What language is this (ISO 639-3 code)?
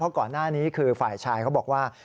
tha